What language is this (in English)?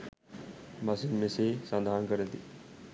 Sinhala